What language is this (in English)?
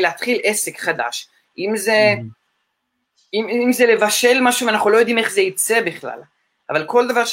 Hebrew